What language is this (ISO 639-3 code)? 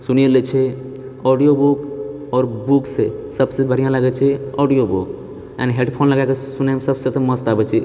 mai